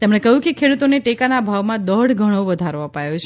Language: Gujarati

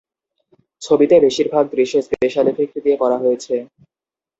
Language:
Bangla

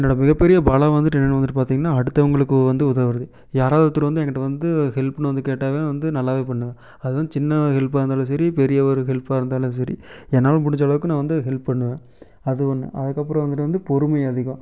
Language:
Tamil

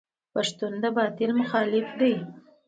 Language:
Pashto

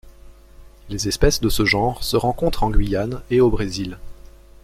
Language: French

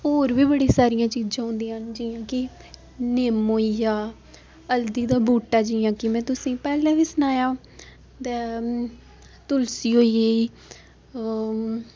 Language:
Dogri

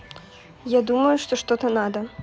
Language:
Russian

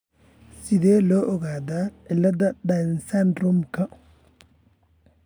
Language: Somali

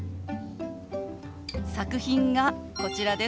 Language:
Japanese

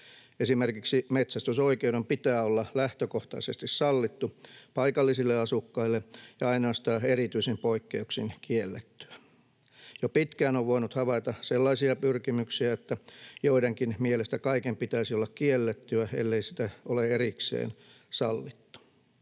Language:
Finnish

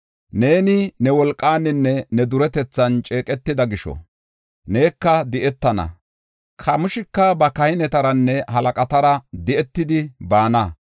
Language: Gofa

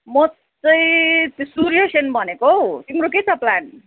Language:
Nepali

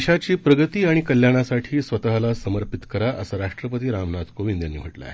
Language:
Marathi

